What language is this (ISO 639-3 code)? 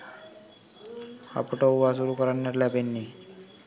sin